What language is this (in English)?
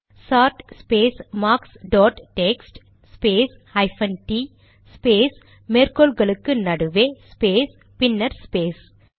Tamil